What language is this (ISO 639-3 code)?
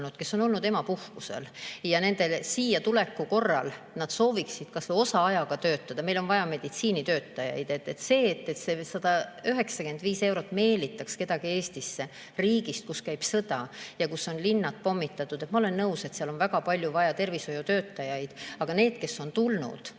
est